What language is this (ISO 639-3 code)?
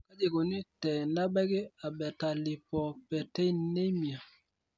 mas